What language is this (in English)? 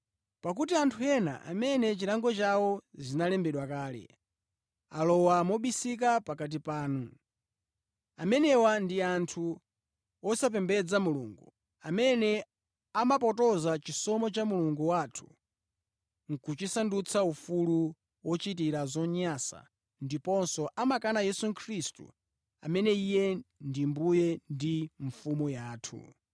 Nyanja